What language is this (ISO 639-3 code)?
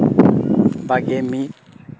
sat